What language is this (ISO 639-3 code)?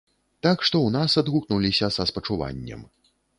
bel